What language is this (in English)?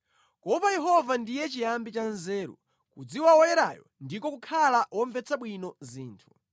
Nyanja